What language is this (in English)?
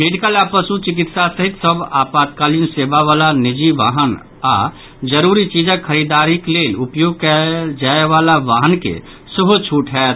Maithili